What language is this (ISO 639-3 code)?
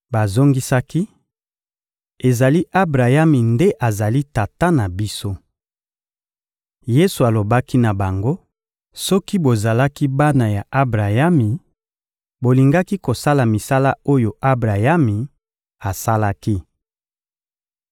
lin